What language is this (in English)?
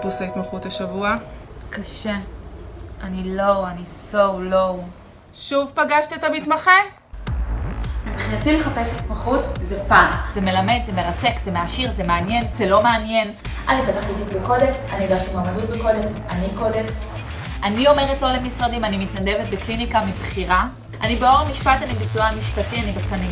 Hebrew